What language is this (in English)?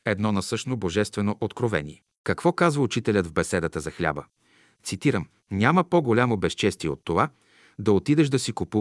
Bulgarian